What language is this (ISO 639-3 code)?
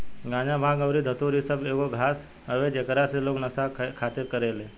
bho